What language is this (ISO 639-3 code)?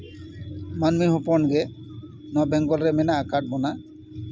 sat